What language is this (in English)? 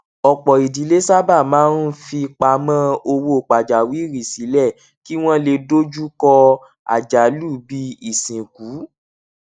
Yoruba